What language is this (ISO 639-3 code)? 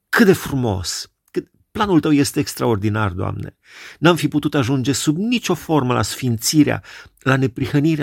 ron